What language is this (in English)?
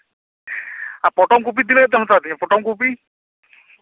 Santali